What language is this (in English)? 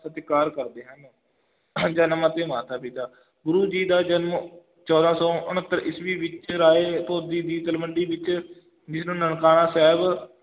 Punjabi